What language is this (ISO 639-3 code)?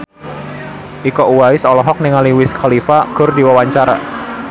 sun